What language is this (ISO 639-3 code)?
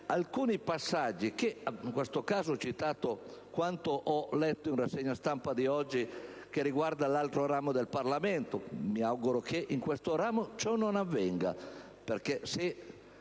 ita